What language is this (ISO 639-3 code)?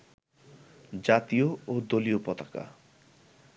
ben